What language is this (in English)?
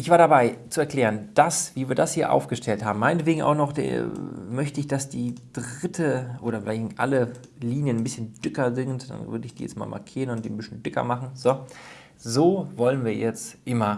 German